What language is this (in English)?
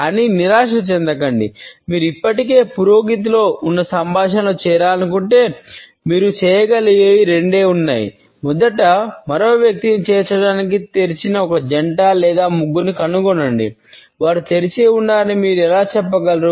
Telugu